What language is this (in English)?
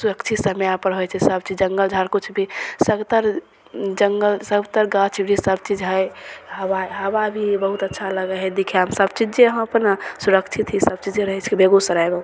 Maithili